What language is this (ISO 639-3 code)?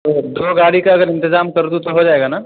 urd